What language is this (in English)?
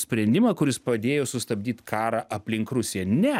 Lithuanian